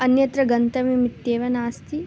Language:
Sanskrit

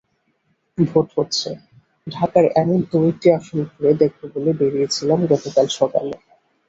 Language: Bangla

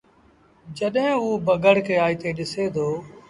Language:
Sindhi Bhil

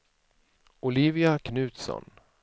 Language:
Swedish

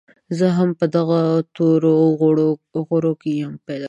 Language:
Pashto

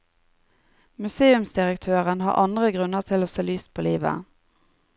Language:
Norwegian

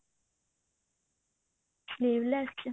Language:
Punjabi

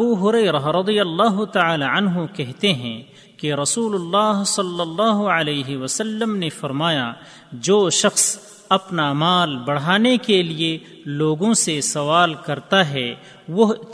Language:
Urdu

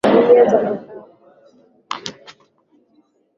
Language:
Swahili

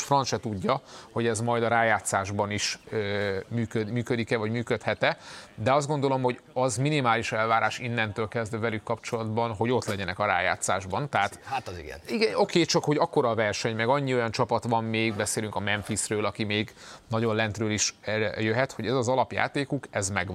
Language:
Hungarian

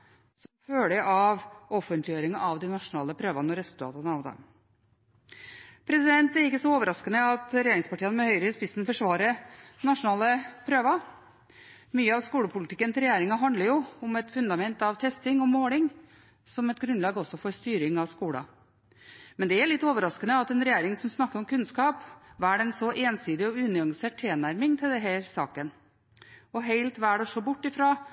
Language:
Norwegian Bokmål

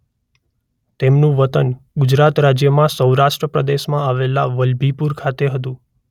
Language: Gujarati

